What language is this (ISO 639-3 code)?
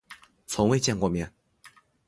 zho